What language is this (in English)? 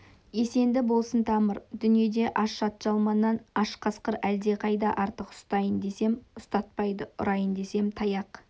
Kazakh